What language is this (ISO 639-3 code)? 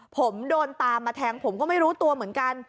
tha